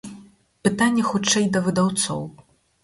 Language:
Belarusian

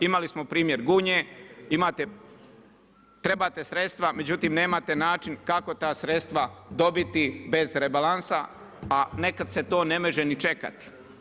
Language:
Croatian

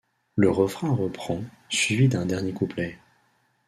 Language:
French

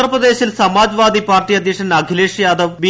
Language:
Malayalam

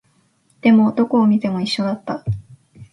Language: Japanese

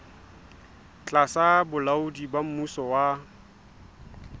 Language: Southern Sotho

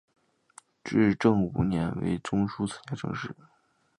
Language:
Chinese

